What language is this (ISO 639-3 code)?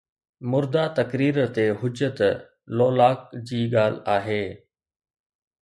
snd